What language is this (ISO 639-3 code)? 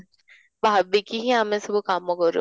ori